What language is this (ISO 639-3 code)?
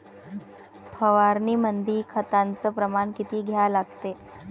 mar